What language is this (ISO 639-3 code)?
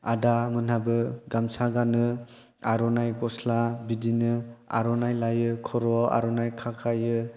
brx